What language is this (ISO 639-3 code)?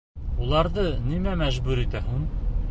bak